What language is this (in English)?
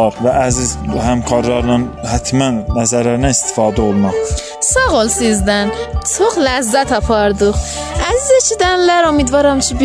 Persian